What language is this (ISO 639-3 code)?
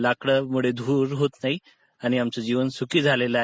mar